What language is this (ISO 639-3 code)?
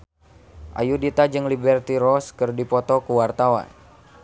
sun